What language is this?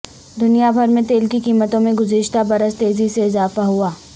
Urdu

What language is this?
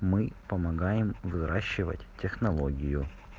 Russian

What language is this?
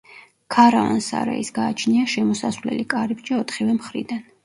Georgian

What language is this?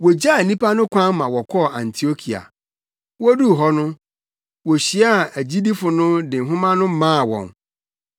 Akan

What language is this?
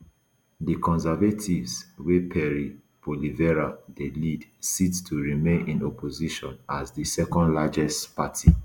Nigerian Pidgin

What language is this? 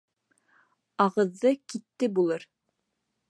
Bashkir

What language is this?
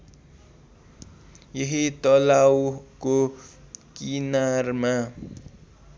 Nepali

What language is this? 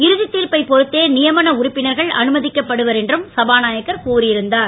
Tamil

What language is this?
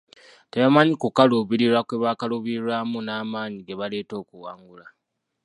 Ganda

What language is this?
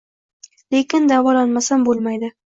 Uzbek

